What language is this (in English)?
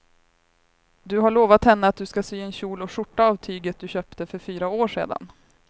Swedish